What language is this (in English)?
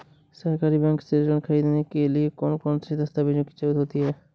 Hindi